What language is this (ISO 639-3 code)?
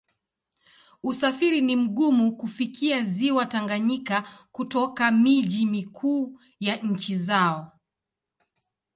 swa